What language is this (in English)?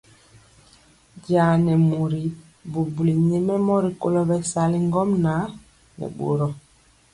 Mpiemo